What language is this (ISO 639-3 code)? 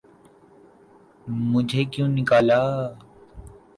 urd